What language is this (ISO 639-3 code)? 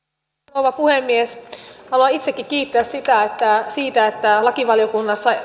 fin